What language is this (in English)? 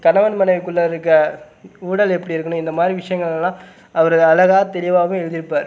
Tamil